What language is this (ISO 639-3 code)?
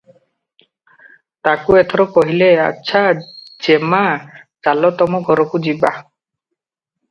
ori